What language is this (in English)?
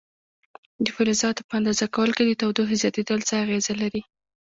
Pashto